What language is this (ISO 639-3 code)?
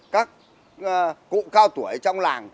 vie